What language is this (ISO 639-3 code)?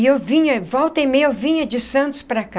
por